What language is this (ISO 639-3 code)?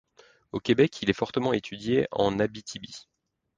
fra